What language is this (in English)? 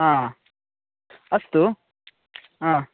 Sanskrit